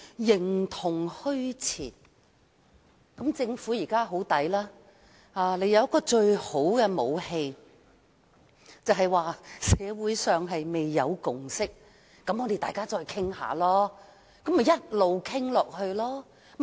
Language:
Cantonese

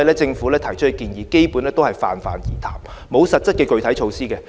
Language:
Cantonese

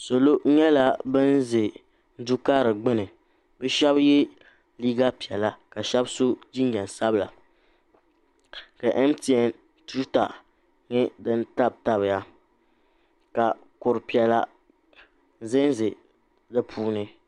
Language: Dagbani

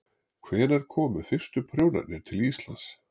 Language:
Icelandic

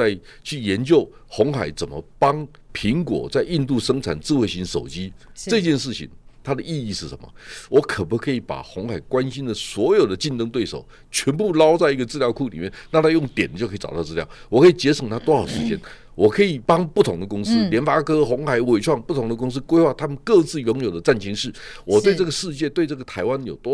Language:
Chinese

